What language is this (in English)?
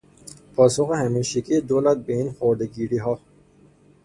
Persian